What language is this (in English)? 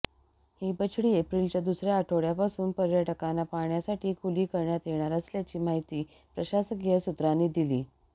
Marathi